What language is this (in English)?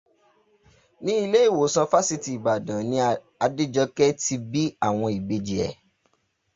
Yoruba